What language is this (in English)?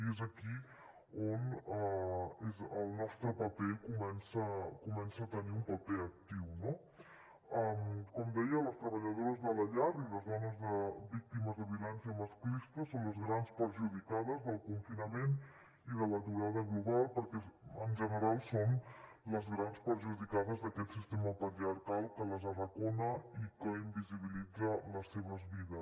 Catalan